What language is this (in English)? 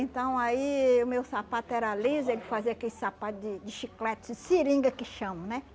Portuguese